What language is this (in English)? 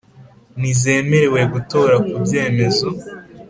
Kinyarwanda